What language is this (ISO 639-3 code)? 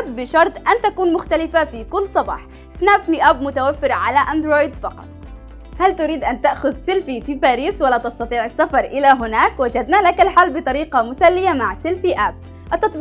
ara